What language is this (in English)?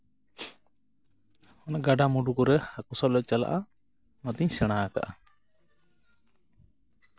Santali